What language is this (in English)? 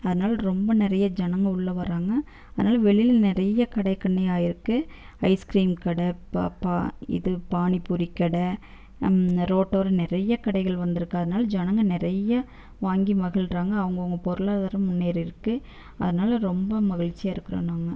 Tamil